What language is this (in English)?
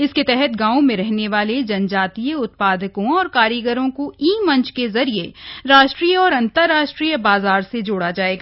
Hindi